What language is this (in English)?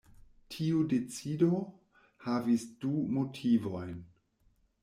Esperanto